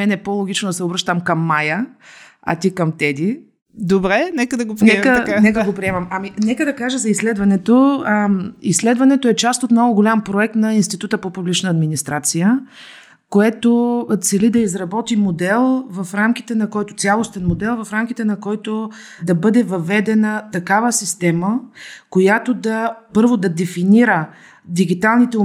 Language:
Bulgarian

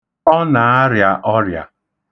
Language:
Igbo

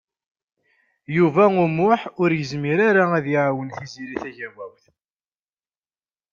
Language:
Kabyle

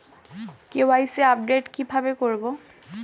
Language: Bangla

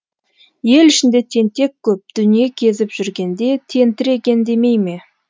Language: Kazakh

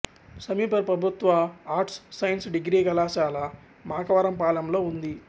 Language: Telugu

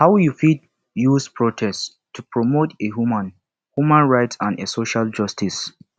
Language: Nigerian Pidgin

